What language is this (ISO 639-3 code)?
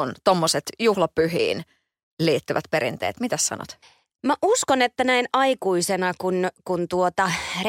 fin